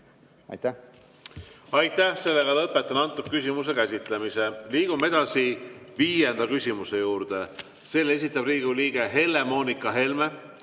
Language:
Estonian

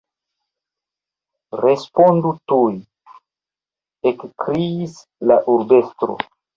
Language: Esperanto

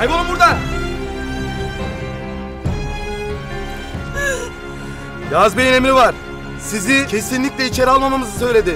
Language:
Turkish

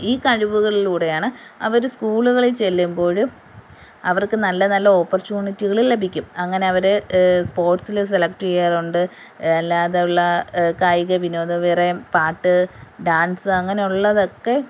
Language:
Malayalam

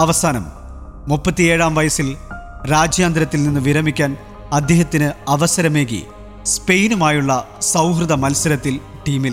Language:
Malayalam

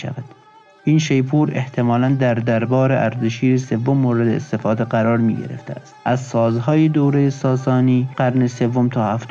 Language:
Persian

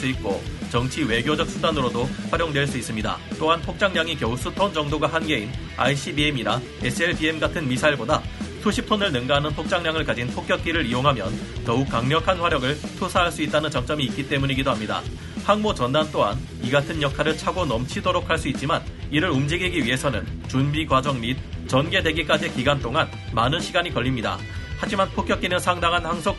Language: Korean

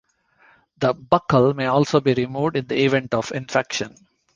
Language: English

